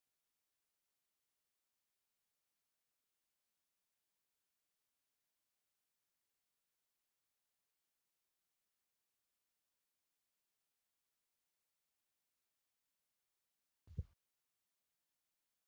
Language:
Oromo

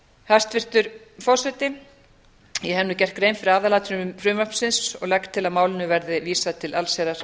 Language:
Icelandic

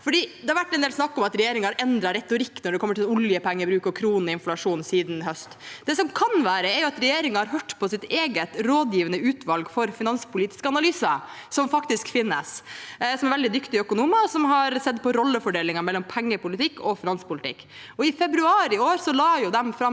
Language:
Norwegian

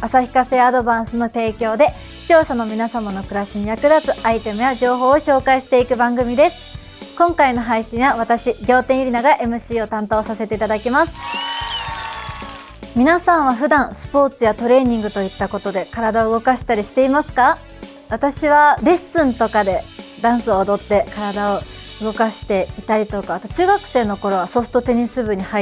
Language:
Japanese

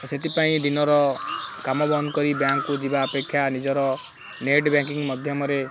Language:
Odia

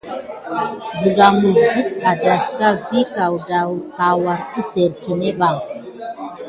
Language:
Gidar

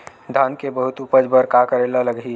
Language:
Chhattisgarhi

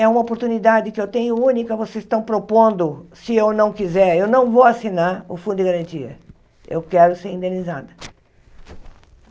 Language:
Portuguese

